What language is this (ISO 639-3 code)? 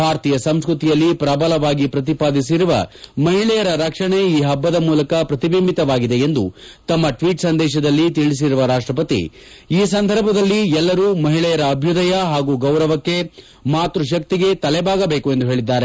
kan